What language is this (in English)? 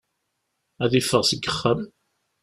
Kabyle